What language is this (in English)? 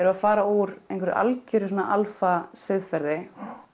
Icelandic